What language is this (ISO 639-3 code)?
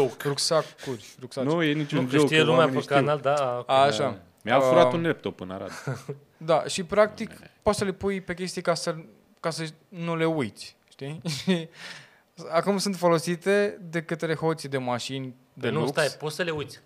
ron